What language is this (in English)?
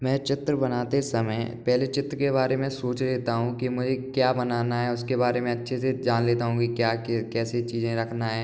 Hindi